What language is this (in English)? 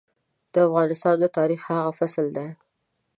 Pashto